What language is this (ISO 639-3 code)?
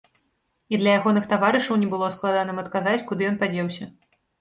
bel